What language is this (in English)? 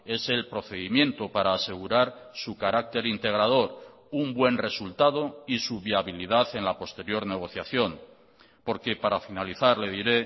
Spanish